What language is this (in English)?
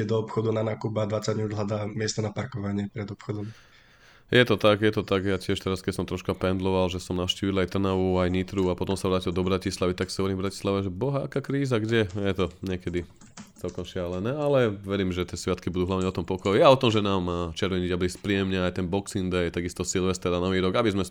Slovak